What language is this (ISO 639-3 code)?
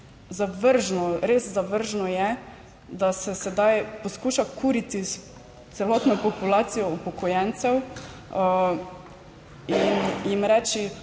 slv